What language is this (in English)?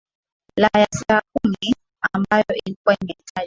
Swahili